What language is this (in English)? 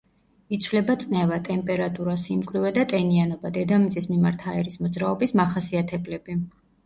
Georgian